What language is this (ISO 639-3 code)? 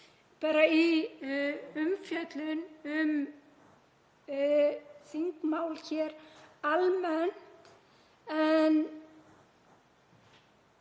isl